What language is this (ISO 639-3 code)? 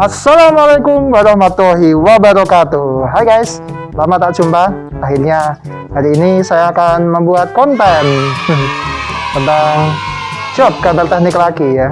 ind